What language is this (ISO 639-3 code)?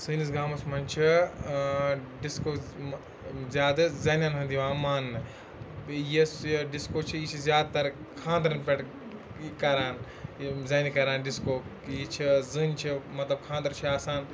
kas